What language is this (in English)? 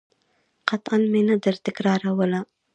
Pashto